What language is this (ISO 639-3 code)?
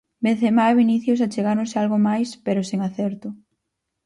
glg